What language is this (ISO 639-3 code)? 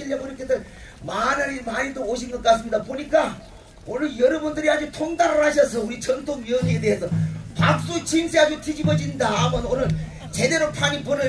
kor